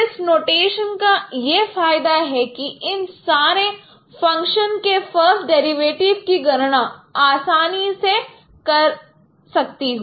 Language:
Hindi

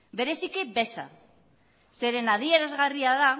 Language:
Basque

